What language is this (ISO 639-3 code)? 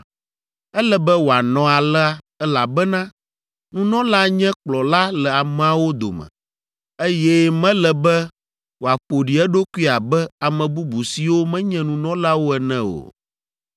ewe